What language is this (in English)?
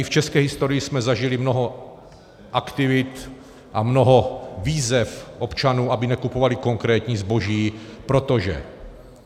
Czech